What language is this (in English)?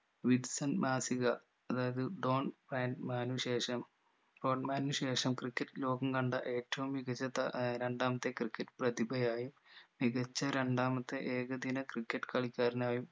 Malayalam